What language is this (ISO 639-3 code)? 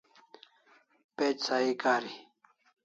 kls